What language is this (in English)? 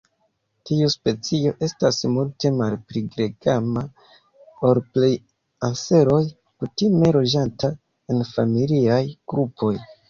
Esperanto